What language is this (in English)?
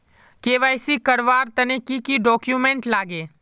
Magahi